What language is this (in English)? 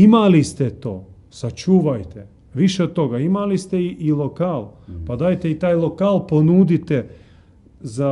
Croatian